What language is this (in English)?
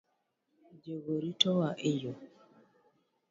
Luo (Kenya and Tanzania)